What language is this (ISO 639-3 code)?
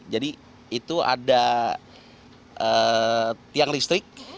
ind